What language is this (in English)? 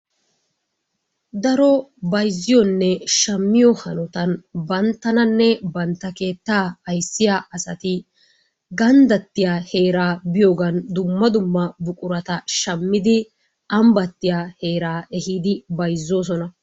Wolaytta